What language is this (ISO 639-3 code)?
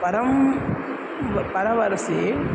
san